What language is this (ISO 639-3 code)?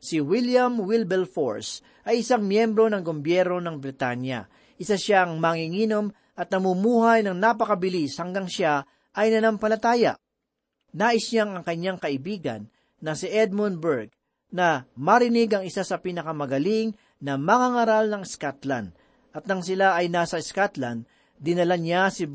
fil